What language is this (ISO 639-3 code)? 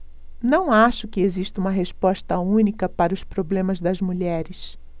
por